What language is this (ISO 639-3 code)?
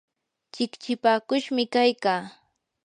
qur